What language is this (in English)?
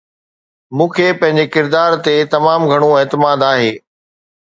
Sindhi